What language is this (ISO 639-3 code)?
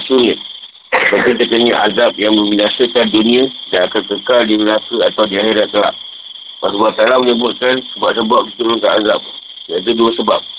msa